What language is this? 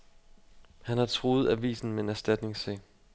Danish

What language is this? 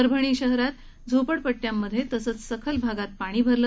Marathi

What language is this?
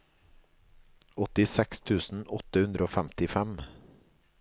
Norwegian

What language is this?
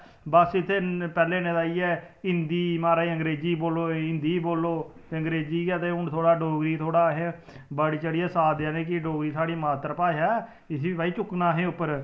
Dogri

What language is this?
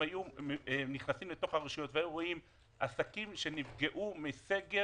Hebrew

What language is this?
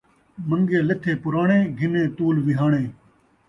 Saraiki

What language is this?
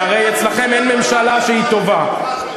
Hebrew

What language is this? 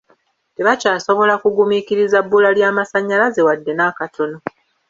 Ganda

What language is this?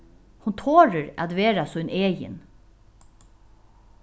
Faroese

